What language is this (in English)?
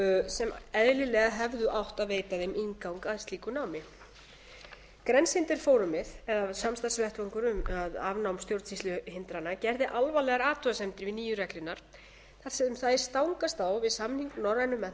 Icelandic